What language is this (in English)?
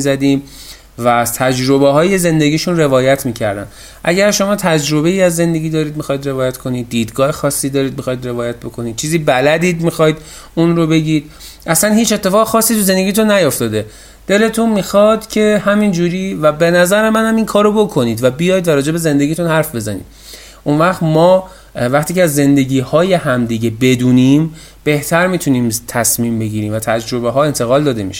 Persian